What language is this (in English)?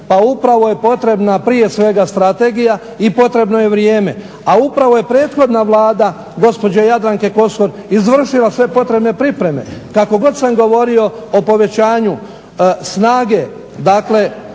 Croatian